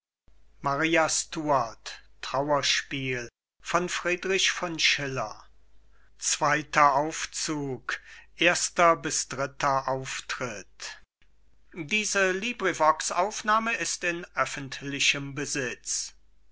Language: German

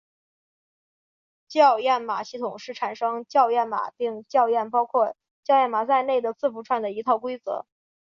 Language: Chinese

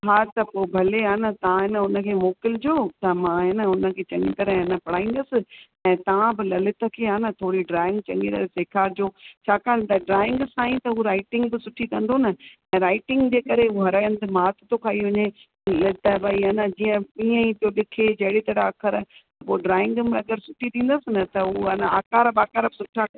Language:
Sindhi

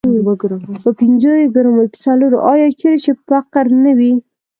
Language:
Pashto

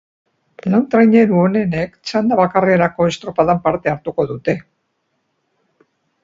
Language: Basque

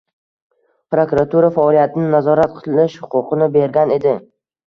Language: Uzbek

